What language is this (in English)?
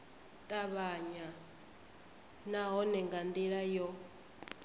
Venda